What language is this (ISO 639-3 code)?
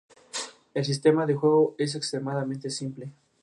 spa